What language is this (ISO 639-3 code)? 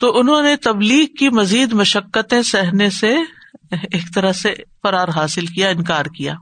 urd